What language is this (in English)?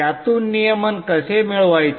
Marathi